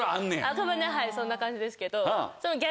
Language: Japanese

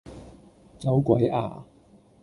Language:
Cantonese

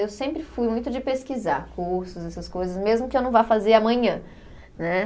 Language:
Portuguese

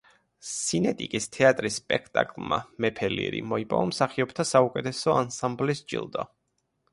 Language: Georgian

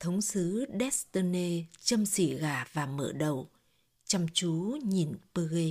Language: Vietnamese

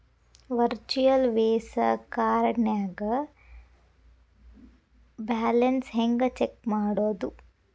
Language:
Kannada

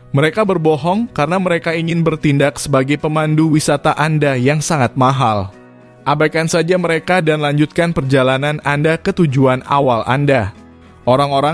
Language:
Indonesian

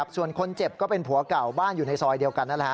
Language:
Thai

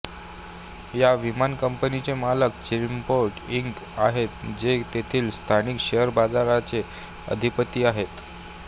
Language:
Marathi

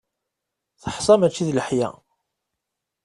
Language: Kabyle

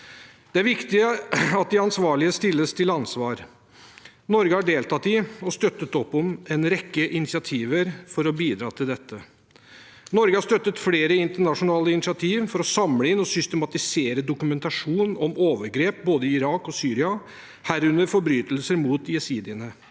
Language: Norwegian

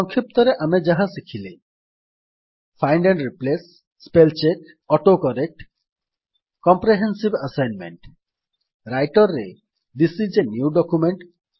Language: Odia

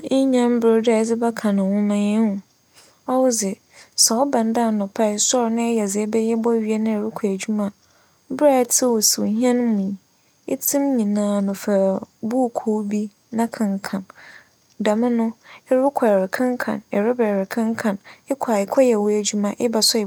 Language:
Akan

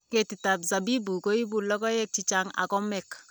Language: Kalenjin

